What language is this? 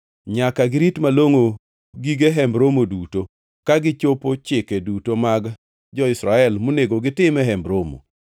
Luo (Kenya and Tanzania)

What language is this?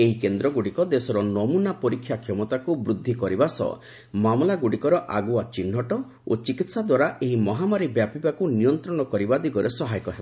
Odia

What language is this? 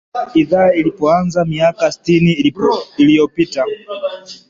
Swahili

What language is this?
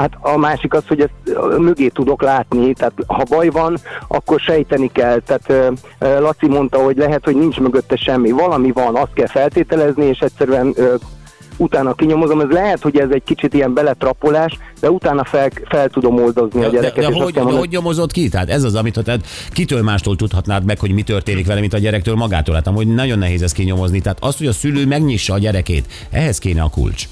Hungarian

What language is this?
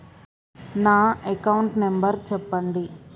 Telugu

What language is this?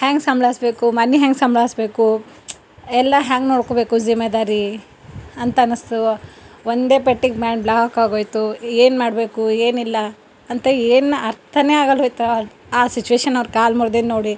Kannada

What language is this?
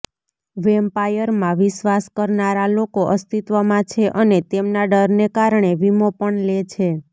Gujarati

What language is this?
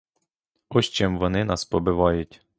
Ukrainian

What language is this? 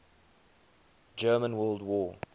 English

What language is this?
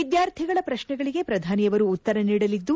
Kannada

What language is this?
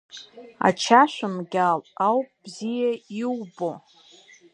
Abkhazian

